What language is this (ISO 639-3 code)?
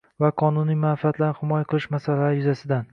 uzb